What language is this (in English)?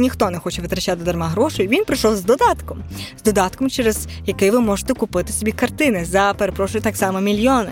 Ukrainian